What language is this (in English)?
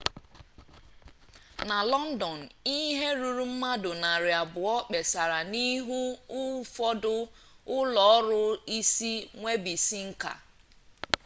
Igbo